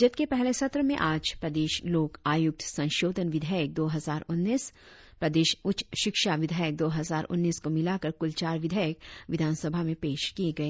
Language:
Hindi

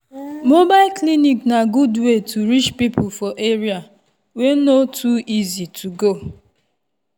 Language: Nigerian Pidgin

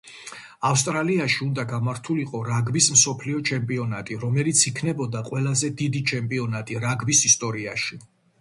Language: Georgian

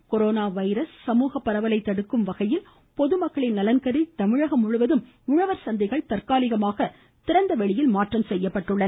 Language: Tamil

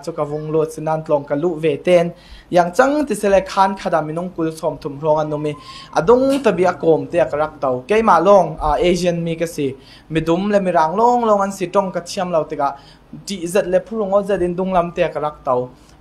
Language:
Thai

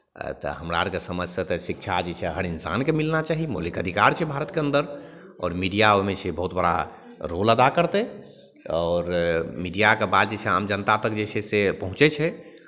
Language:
Maithili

